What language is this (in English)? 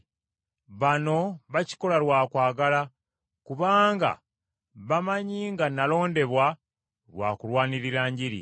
Ganda